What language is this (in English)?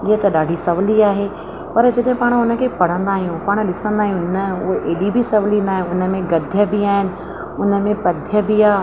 Sindhi